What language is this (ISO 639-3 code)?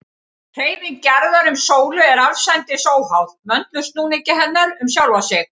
isl